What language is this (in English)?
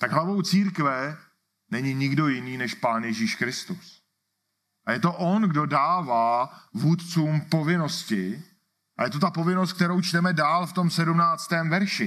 Czech